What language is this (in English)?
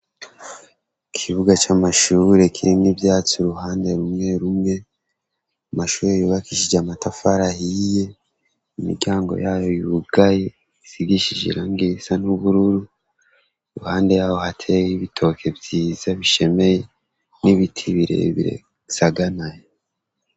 Rundi